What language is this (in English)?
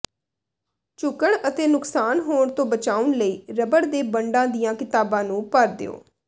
Punjabi